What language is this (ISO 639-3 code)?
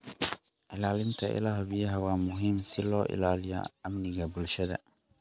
som